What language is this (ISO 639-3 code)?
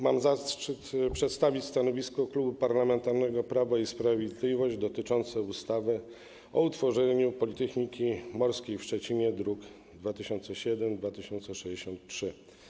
pol